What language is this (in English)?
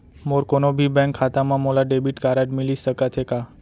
Chhattisgarhi